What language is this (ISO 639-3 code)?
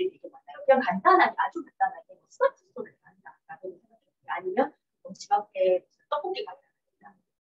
kor